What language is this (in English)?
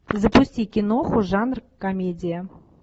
Russian